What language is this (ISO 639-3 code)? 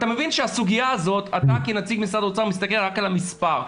heb